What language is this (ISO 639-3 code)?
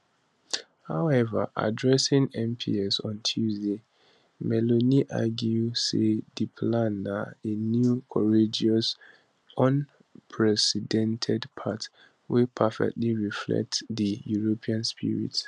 pcm